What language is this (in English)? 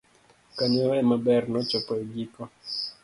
Luo (Kenya and Tanzania)